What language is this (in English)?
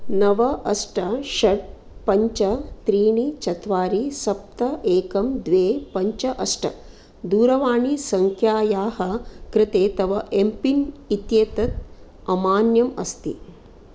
Sanskrit